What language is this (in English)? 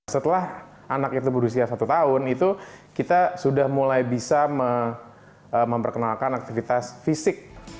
Indonesian